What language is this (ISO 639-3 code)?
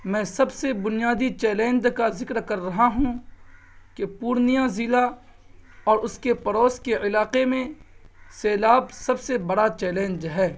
urd